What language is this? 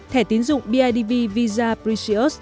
Vietnamese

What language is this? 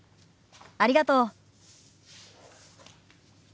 Japanese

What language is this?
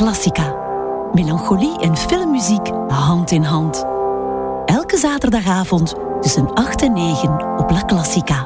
Dutch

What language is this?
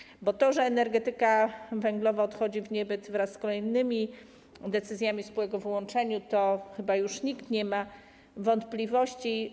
Polish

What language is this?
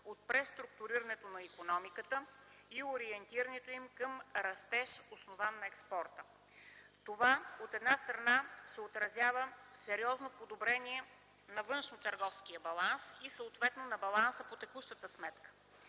Bulgarian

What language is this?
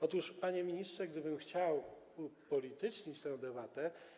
Polish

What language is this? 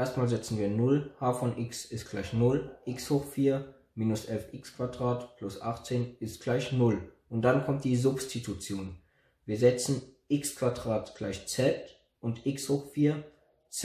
German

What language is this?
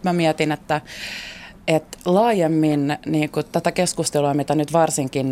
Finnish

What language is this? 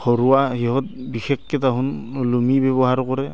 Assamese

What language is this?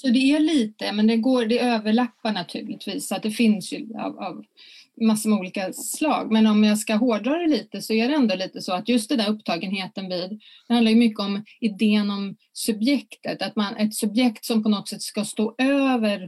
Swedish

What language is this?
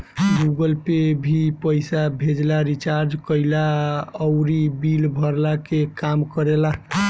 Bhojpuri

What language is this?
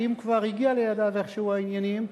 Hebrew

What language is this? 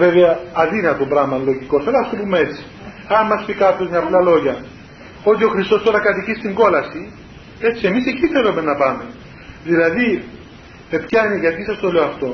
Greek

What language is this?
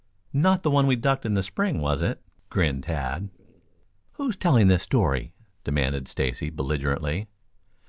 English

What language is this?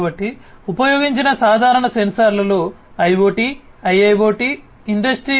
Telugu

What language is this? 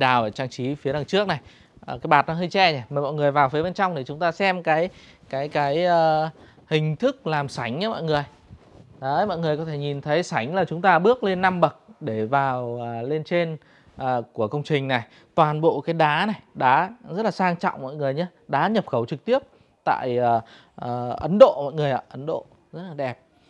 Vietnamese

